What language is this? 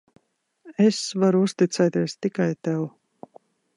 Latvian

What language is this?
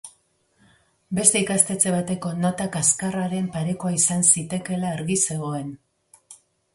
Basque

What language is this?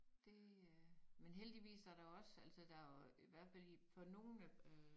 Danish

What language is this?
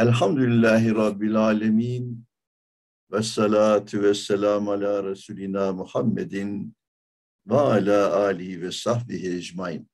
Turkish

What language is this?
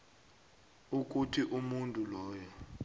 South Ndebele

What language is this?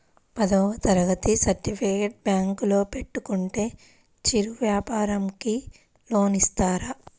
Telugu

